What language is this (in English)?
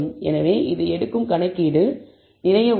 Tamil